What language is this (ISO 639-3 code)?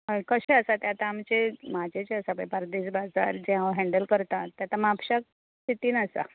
kok